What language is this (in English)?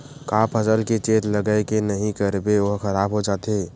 Chhattisgarhi